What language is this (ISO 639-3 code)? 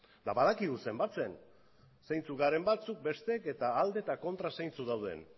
eus